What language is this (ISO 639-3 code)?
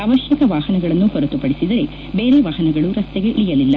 kan